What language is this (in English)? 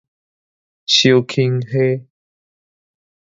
Min Nan Chinese